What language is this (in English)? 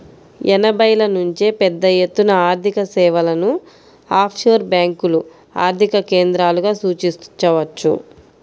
Telugu